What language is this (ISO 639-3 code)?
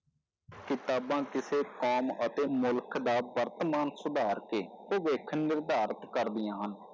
pan